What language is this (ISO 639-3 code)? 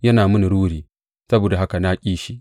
hau